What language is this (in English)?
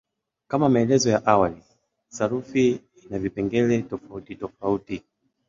Swahili